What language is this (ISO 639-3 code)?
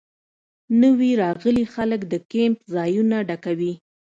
pus